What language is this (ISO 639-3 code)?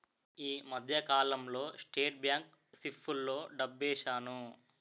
tel